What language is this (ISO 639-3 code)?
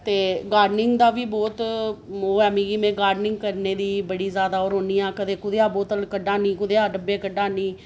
doi